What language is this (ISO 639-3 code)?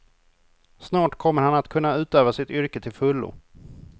swe